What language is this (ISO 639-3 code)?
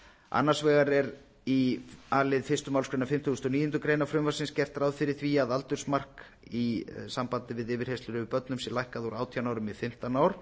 isl